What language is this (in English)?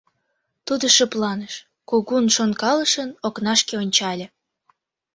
Mari